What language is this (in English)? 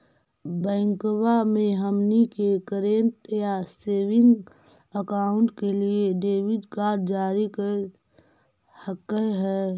Magahi